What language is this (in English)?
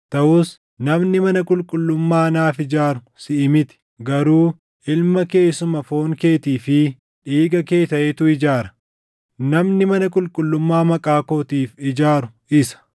Oromo